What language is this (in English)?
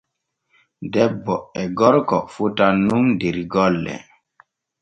Borgu Fulfulde